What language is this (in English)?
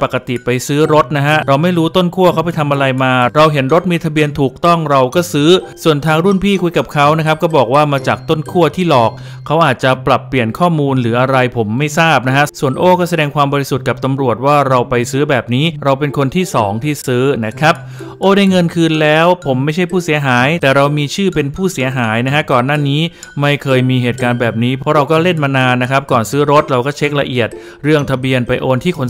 Thai